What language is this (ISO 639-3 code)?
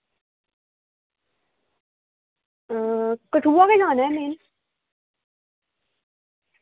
doi